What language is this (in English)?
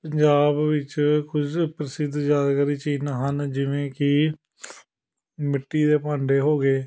Punjabi